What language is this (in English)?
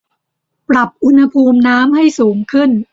Thai